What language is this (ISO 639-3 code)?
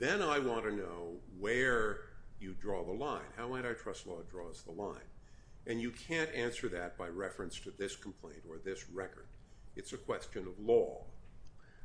eng